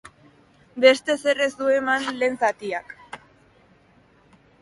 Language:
Basque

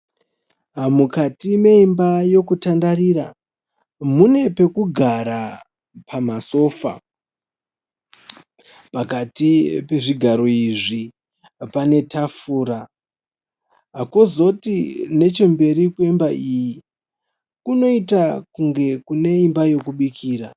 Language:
Shona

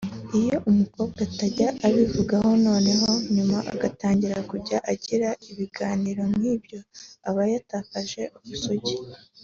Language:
Kinyarwanda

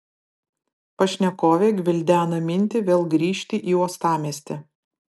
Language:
Lithuanian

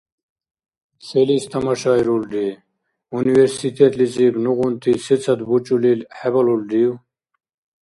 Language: Dargwa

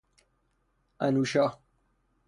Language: Persian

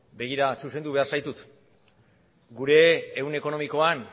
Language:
Basque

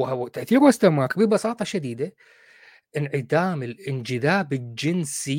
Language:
Arabic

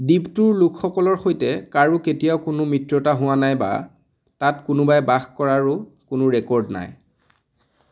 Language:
Assamese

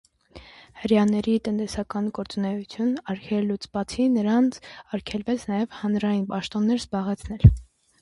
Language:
Armenian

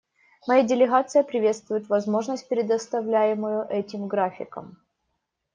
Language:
Russian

